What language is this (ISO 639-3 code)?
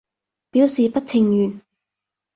yue